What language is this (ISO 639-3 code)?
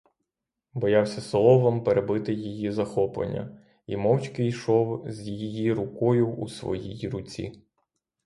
ukr